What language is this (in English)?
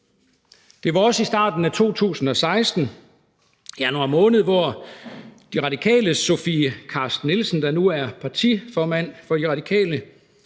Danish